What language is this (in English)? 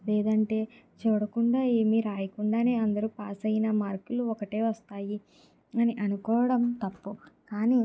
Telugu